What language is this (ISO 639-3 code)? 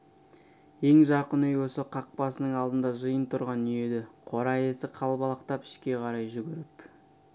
kaz